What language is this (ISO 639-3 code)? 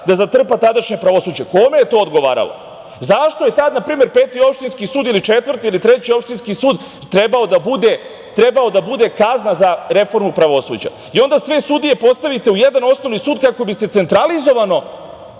srp